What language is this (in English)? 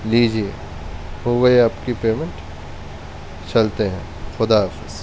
Urdu